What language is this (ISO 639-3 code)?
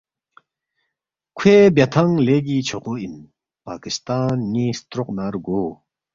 bft